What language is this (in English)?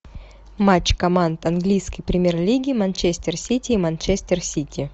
Russian